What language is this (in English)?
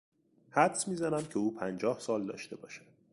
Persian